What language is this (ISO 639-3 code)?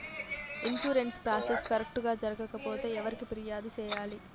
tel